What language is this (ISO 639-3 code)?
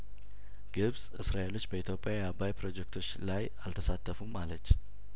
amh